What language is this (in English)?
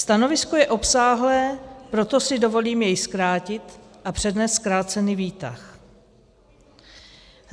Czech